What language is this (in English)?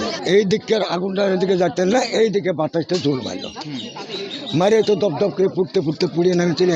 Turkish